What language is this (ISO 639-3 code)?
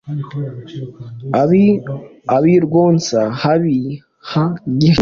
kin